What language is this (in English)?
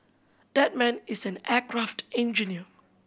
English